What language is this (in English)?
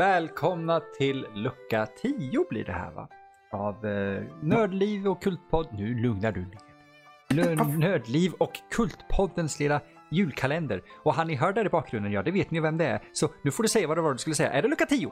Swedish